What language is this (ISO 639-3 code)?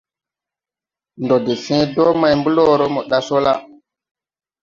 tui